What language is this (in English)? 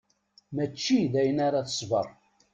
Kabyle